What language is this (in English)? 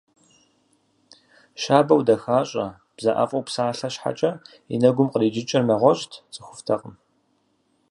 Kabardian